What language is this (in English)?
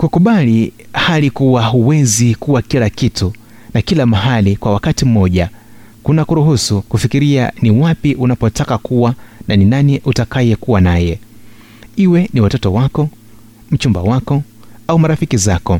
Swahili